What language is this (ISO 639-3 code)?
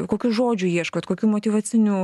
lit